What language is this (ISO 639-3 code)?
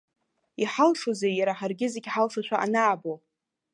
abk